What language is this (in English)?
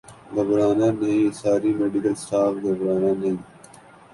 Urdu